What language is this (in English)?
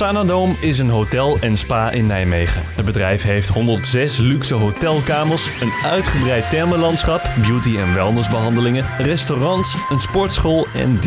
Dutch